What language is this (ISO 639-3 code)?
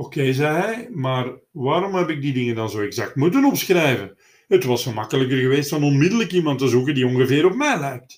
nld